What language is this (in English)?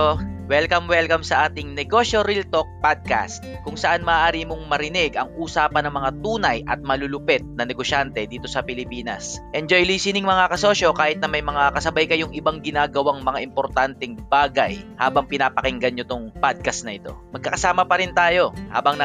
Filipino